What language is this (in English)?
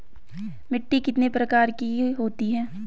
Hindi